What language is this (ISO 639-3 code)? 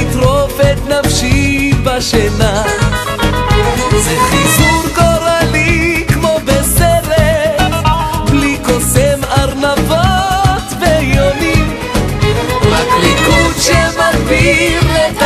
heb